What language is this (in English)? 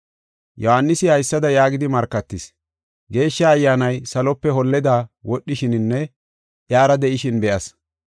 Gofa